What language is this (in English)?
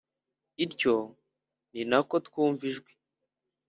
Kinyarwanda